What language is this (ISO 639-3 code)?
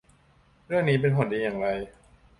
tha